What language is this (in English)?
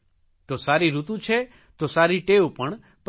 Gujarati